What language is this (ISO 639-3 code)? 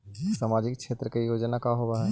mag